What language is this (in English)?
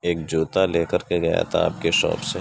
Urdu